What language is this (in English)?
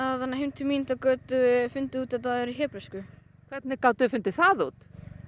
Icelandic